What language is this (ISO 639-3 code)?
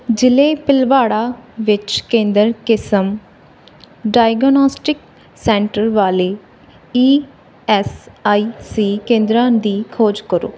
pan